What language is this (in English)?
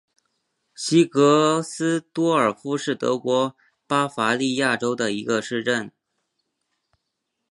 Chinese